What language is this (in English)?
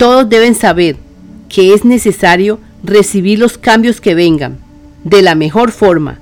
Spanish